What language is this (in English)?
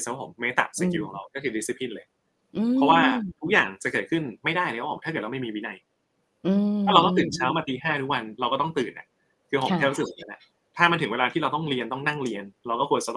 Thai